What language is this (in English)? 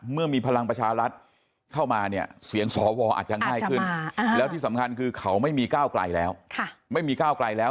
Thai